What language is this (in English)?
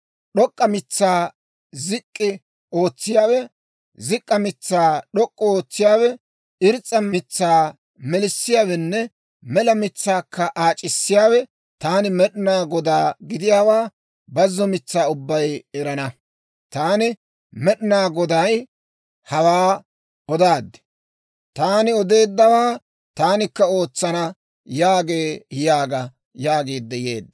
Dawro